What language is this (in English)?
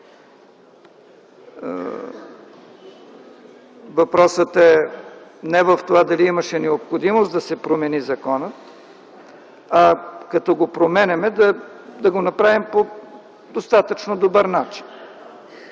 Bulgarian